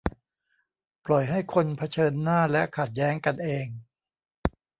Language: Thai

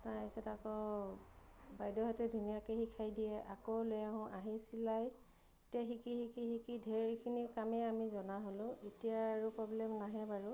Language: Assamese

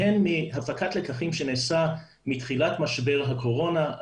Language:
Hebrew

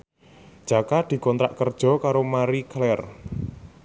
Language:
Javanese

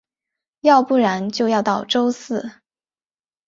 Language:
Chinese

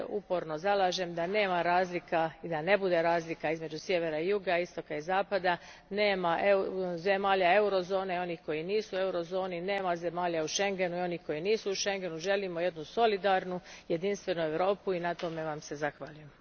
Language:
Croatian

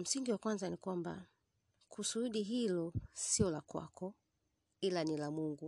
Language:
Swahili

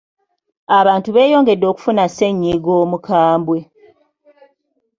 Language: Ganda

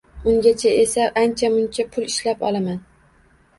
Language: Uzbek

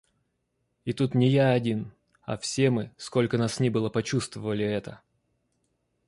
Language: Russian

